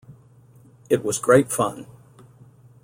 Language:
English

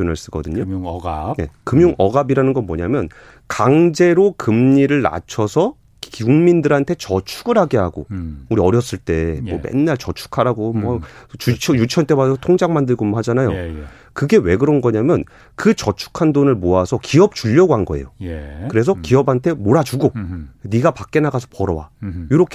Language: Korean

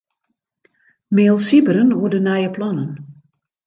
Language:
Western Frisian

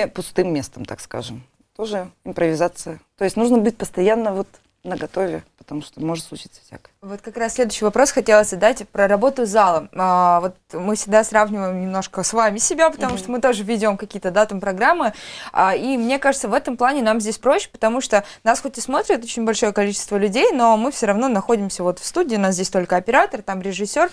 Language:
Russian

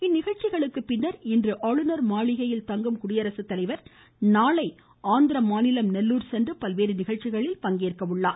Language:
Tamil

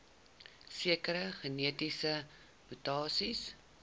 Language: Afrikaans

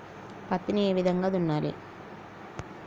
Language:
Telugu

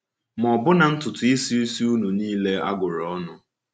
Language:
Igbo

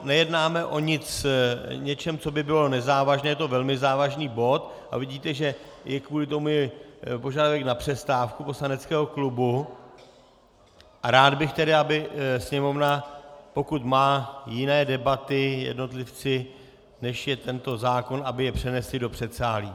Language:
Czech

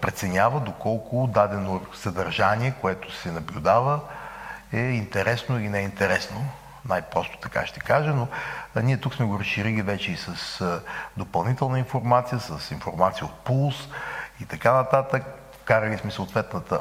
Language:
Bulgarian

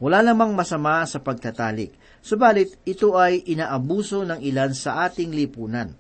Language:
Filipino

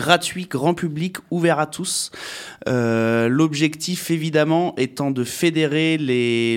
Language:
French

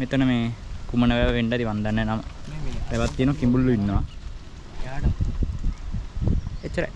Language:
Indonesian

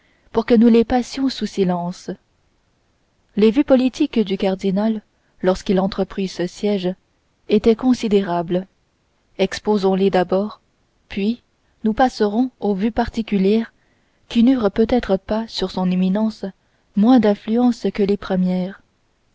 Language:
French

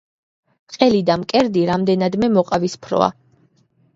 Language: Georgian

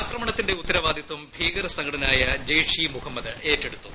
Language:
Malayalam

